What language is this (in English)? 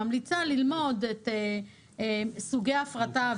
Hebrew